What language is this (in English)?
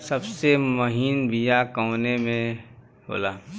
Bhojpuri